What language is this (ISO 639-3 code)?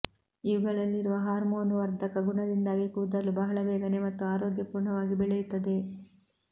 kan